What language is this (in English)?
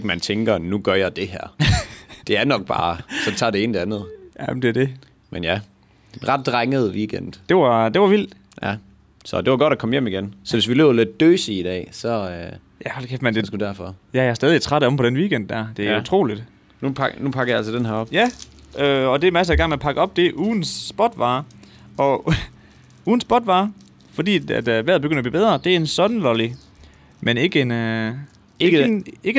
Danish